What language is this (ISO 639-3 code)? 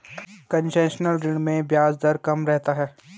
hin